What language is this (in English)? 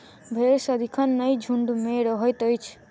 Maithili